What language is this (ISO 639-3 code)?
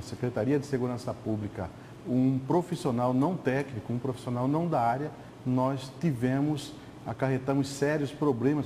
por